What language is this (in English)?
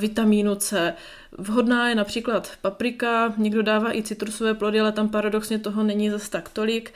Czech